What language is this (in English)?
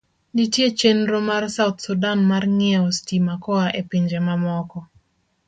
Luo (Kenya and Tanzania)